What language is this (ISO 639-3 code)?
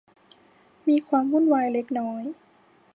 tha